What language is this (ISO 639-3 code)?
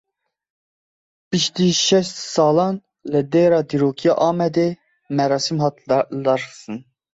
kur